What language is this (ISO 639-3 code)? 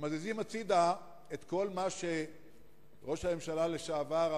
heb